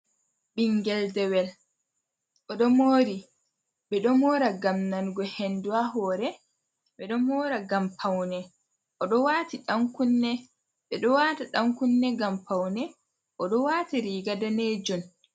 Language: Fula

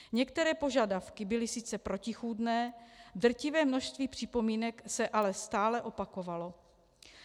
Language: Czech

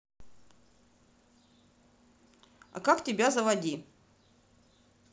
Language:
Russian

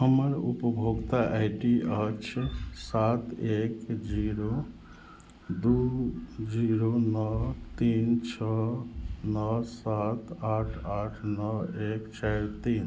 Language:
Maithili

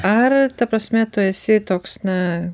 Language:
Lithuanian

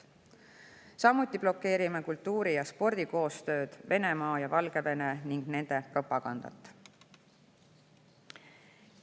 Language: Estonian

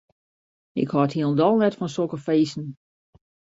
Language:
Western Frisian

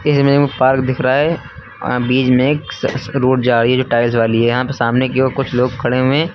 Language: Hindi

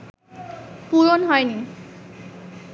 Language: Bangla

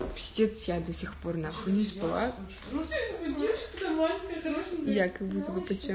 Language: Russian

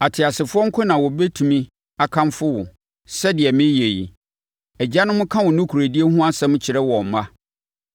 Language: Akan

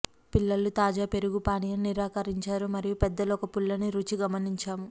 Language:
Telugu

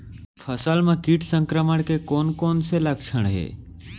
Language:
Chhattisgarhi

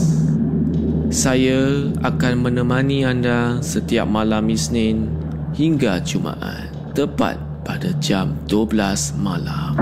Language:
Malay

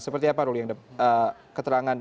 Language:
Indonesian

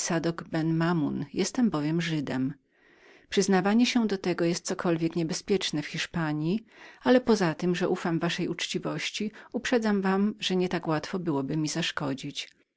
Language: Polish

